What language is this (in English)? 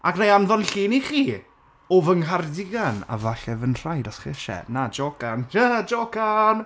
Welsh